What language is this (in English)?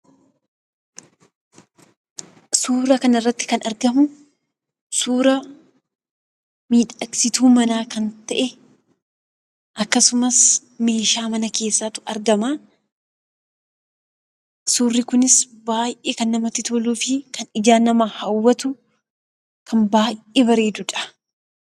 Oromo